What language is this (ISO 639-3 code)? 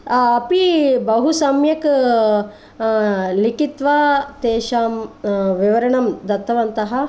san